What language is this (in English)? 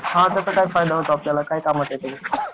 Marathi